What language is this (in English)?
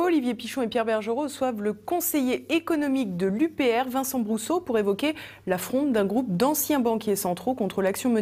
French